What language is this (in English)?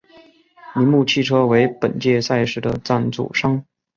Chinese